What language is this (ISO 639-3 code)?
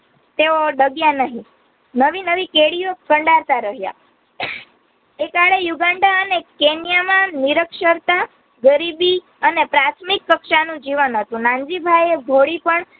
guj